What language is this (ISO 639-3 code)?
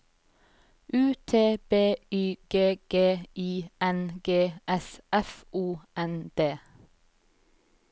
nor